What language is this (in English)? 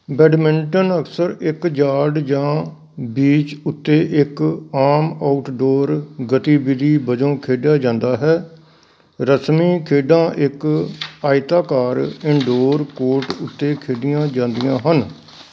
Punjabi